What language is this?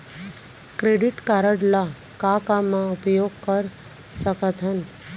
Chhattisgarhi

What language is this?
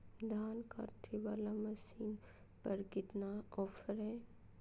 Magahi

